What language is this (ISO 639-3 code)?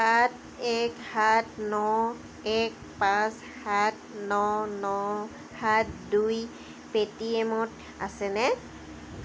asm